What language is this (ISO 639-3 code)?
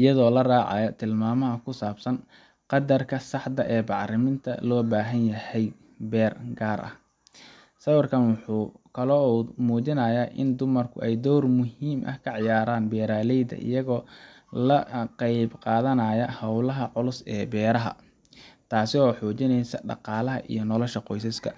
som